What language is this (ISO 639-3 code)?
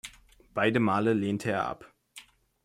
deu